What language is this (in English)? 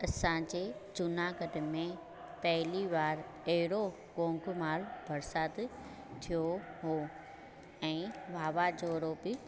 Sindhi